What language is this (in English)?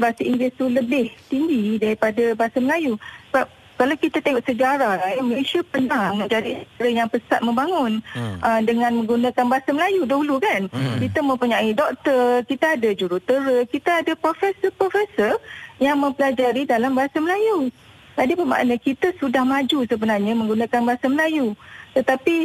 Malay